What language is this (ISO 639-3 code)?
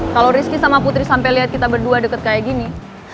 ind